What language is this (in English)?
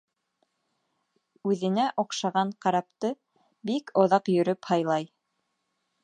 Bashkir